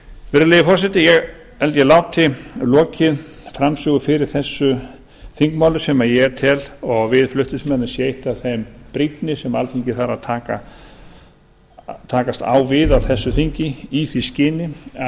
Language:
Icelandic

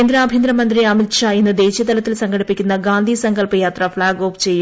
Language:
Malayalam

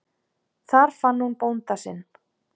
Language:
Icelandic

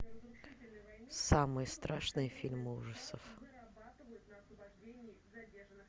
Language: Russian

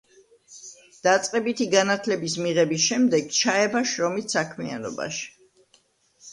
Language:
Georgian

